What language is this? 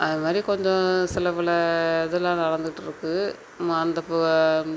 Tamil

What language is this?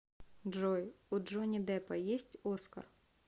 Russian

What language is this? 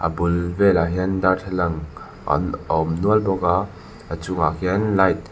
Mizo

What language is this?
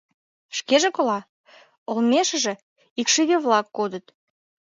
Mari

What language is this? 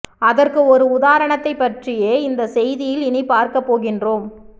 Tamil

